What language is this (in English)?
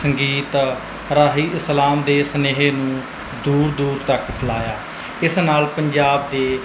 Punjabi